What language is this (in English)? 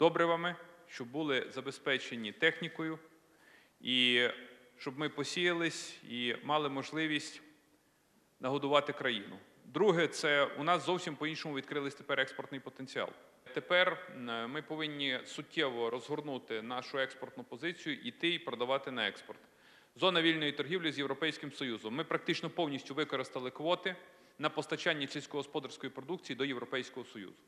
Ukrainian